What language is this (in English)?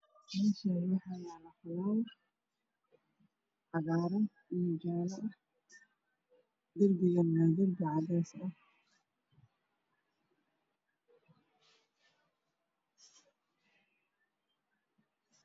Somali